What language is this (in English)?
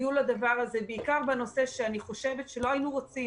Hebrew